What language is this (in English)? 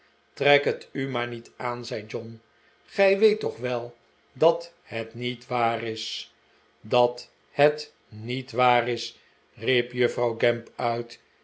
Dutch